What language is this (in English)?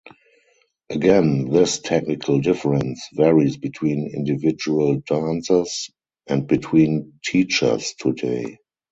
English